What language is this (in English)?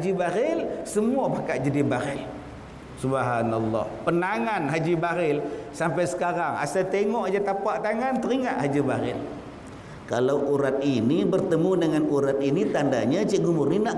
Malay